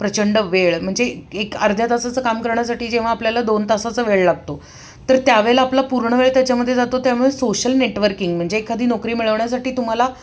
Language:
Marathi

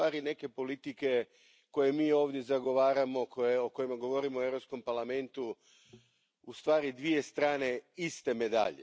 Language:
Croatian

